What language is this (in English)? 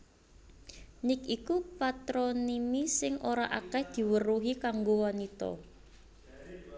Javanese